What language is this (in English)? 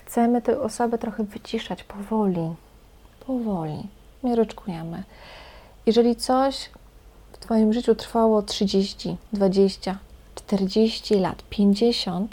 Polish